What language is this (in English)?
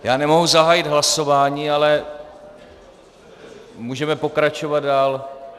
Czech